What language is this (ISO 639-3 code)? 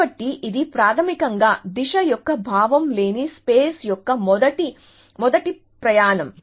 tel